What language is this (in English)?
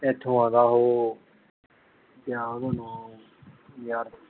Punjabi